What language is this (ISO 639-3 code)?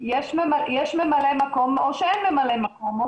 heb